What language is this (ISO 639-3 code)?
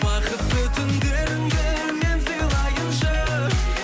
kaz